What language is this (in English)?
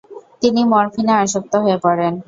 Bangla